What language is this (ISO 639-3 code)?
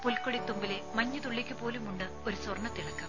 mal